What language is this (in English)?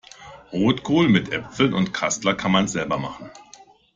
German